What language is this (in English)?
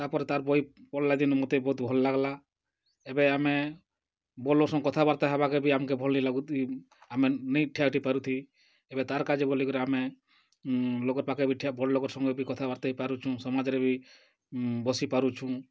Odia